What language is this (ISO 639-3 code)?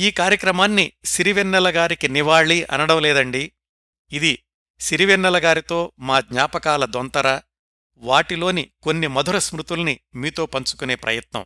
tel